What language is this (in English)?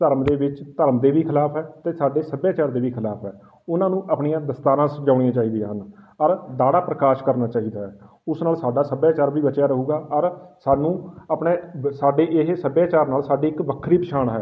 Punjabi